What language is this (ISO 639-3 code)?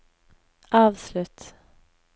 nor